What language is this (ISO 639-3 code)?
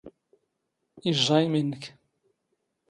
zgh